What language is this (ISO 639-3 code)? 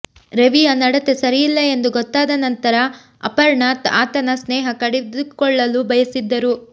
kan